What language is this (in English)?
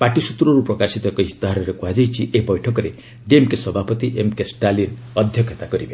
Odia